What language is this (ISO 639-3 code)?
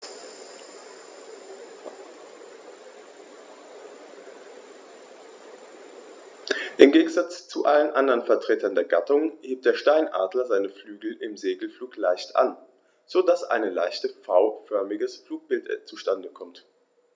deu